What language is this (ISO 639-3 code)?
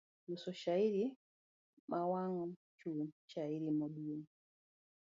luo